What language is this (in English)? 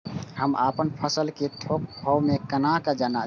Maithili